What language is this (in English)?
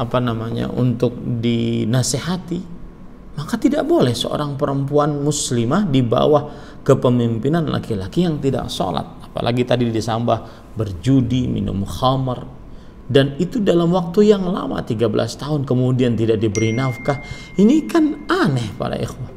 Indonesian